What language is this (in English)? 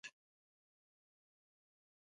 Pashto